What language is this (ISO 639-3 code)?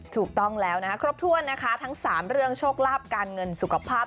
tha